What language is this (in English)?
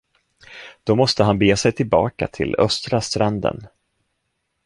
Swedish